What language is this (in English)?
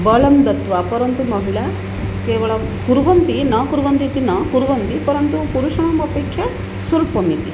Sanskrit